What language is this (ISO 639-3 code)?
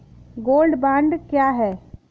hin